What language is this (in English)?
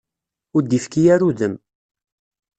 Kabyle